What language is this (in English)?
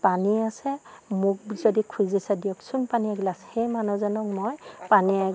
Assamese